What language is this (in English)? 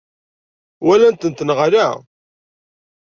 Kabyle